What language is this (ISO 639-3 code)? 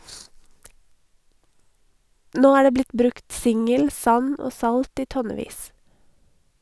nor